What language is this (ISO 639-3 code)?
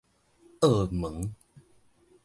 nan